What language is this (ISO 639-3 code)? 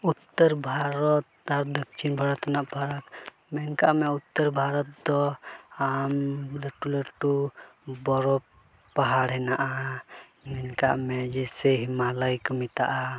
sat